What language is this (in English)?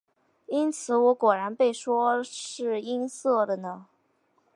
Chinese